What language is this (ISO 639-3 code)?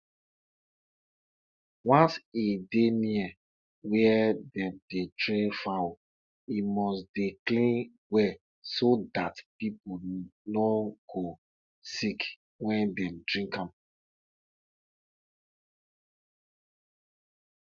pcm